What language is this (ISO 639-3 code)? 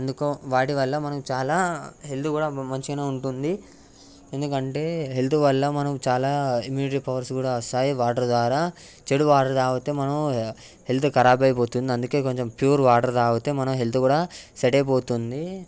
tel